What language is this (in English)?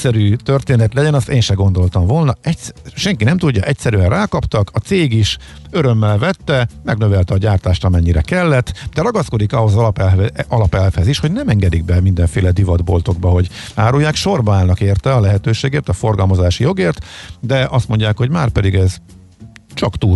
Hungarian